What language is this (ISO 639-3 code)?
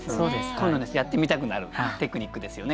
jpn